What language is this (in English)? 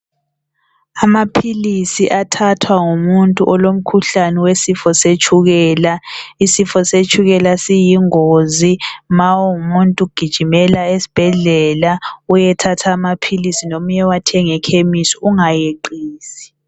North Ndebele